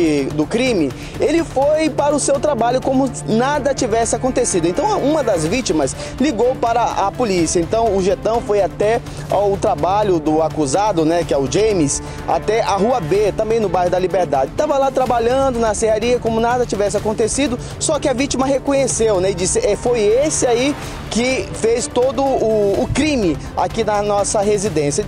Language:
Portuguese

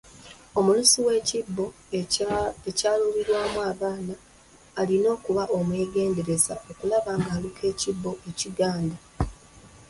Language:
Ganda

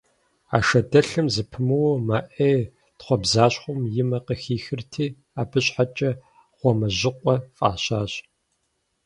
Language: Kabardian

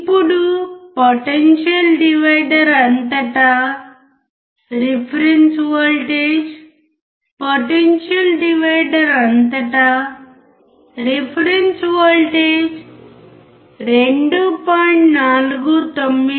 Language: Telugu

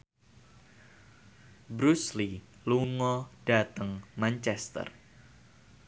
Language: Javanese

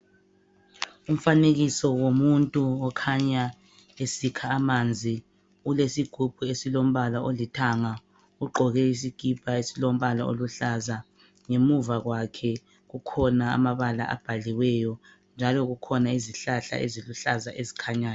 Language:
North Ndebele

